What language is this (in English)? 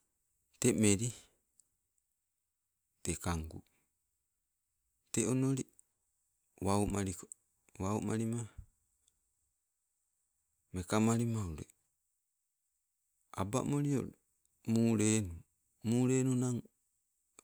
Sibe